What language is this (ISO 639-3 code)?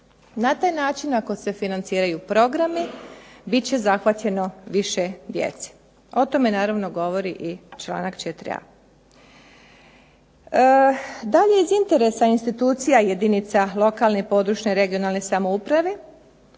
hrv